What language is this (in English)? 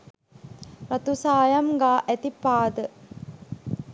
Sinhala